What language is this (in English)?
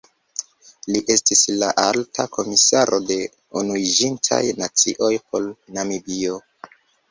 Esperanto